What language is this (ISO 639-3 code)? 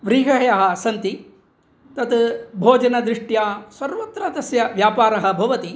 san